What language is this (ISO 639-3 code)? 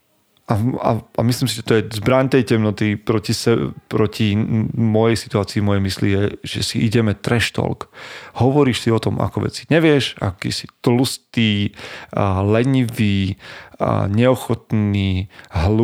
slk